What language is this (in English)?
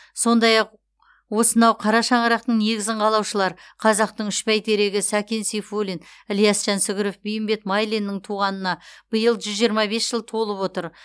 Kazakh